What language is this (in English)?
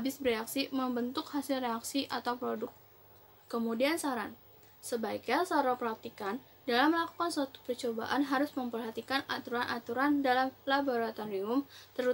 Indonesian